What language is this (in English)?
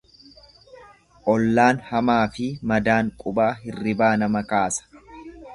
Oromo